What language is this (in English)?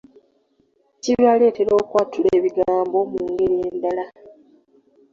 Ganda